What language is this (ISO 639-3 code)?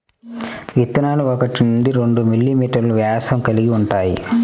tel